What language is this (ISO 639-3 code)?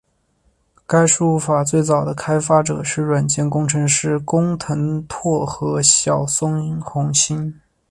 zho